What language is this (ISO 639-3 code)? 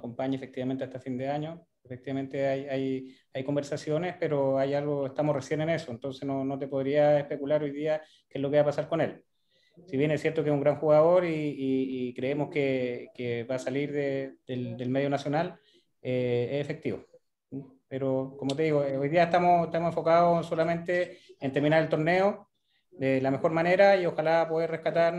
spa